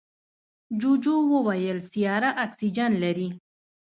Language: Pashto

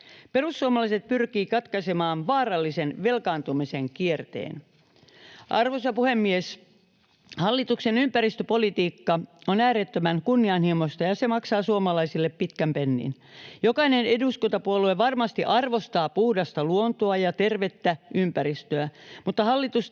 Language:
Finnish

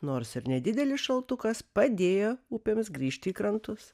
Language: Lithuanian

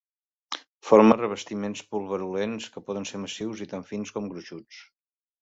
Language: Catalan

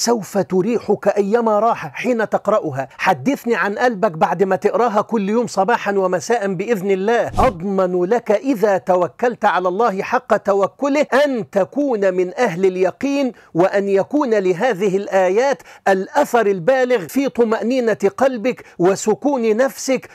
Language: Arabic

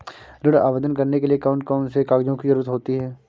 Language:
Hindi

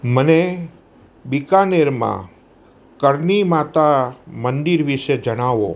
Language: Gujarati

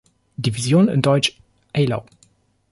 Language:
German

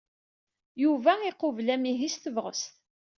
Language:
Kabyle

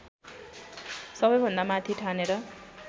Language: Nepali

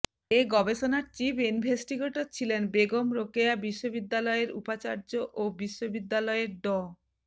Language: Bangla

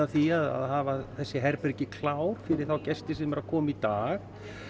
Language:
Icelandic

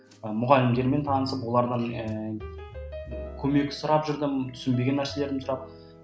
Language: Kazakh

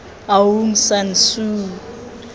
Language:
Tswana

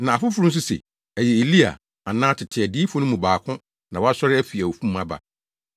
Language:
Akan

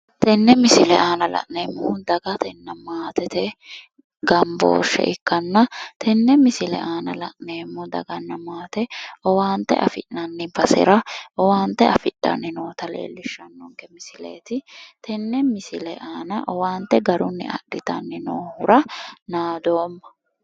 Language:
Sidamo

